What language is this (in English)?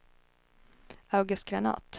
Swedish